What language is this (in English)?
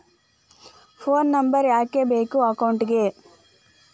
Kannada